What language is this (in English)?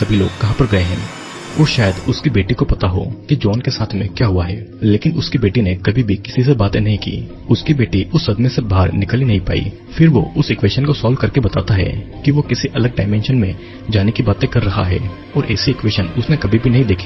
Hindi